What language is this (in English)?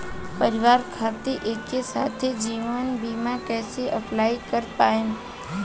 Bhojpuri